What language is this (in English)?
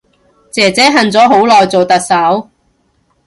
Cantonese